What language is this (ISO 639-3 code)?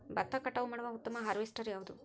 kan